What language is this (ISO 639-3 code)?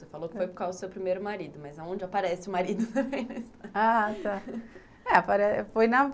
por